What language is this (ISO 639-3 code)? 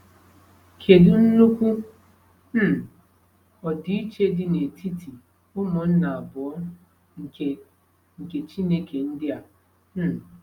ibo